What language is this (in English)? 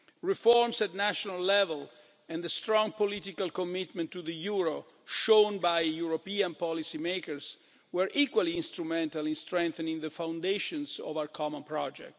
English